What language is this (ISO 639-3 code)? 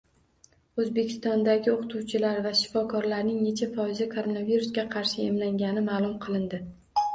uzb